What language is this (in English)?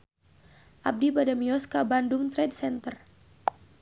Sundanese